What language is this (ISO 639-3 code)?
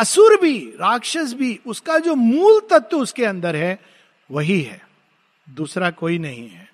hin